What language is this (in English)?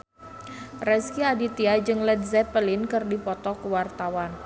Sundanese